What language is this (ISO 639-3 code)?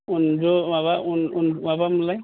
brx